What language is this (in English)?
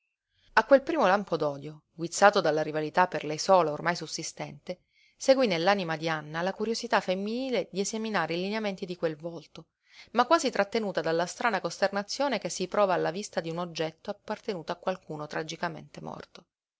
Italian